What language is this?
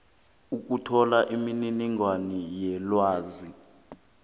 South Ndebele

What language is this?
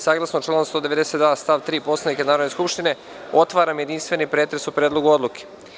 Serbian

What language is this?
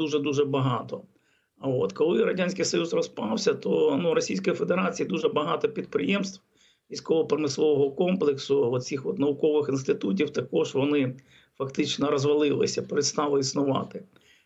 Ukrainian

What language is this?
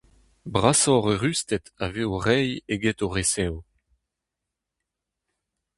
Breton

